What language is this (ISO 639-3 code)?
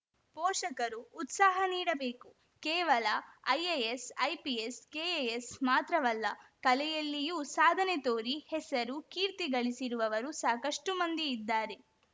kan